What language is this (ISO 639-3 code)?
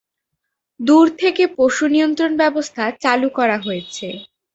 ben